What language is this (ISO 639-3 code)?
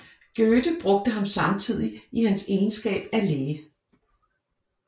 dan